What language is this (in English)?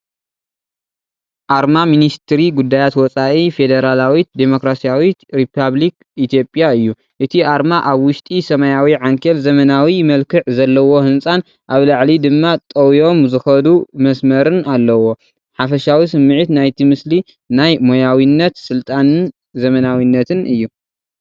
Tigrinya